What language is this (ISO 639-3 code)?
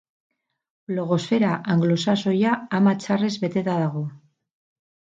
eus